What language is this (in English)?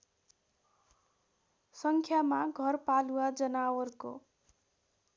Nepali